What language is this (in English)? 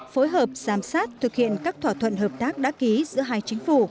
Vietnamese